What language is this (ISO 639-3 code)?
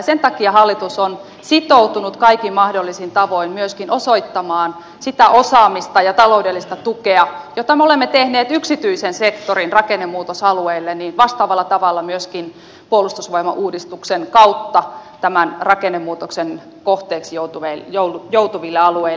fin